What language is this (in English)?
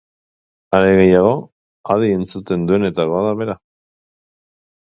Basque